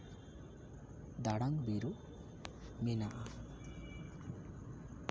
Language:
Santali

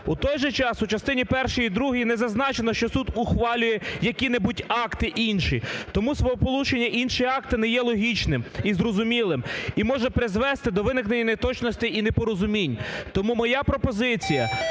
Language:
Ukrainian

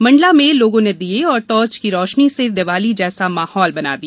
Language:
Hindi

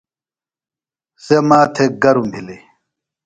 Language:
Phalura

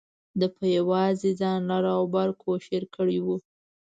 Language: Pashto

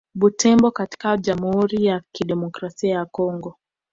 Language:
Swahili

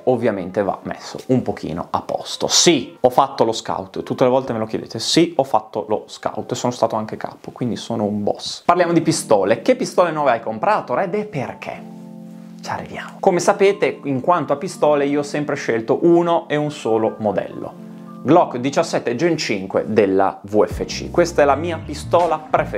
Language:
Italian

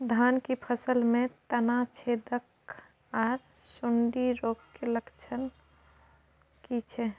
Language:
Maithili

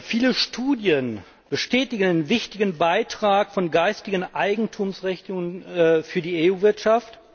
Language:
German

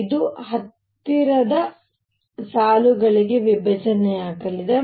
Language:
Kannada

